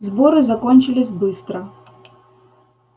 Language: Russian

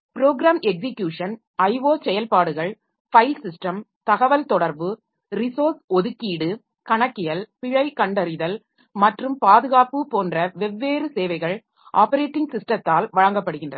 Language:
Tamil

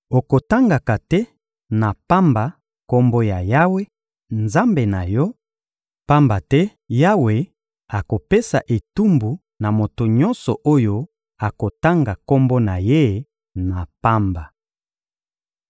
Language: Lingala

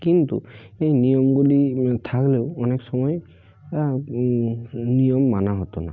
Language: Bangla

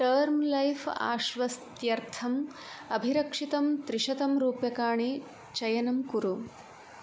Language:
Sanskrit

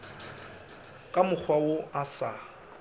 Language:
Northern Sotho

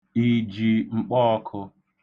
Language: Igbo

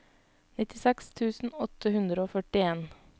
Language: Norwegian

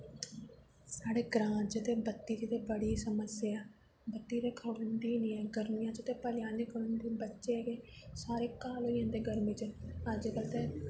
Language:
Dogri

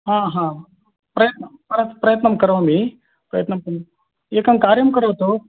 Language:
Sanskrit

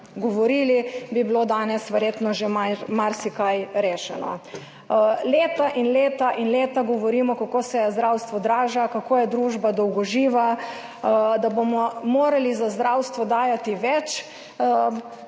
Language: Slovenian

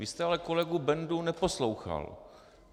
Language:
Czech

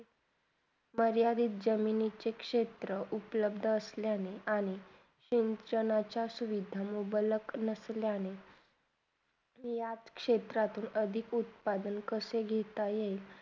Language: Marathi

